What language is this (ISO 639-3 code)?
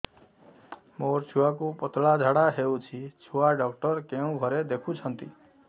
ori